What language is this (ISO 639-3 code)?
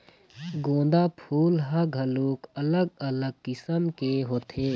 hne